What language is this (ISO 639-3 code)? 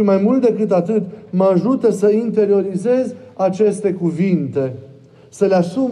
ron